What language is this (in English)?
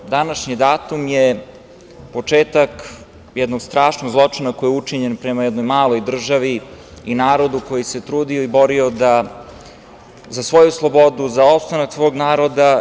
Serbian